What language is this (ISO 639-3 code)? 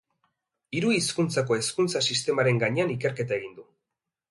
eus